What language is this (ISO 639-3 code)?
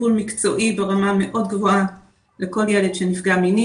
heb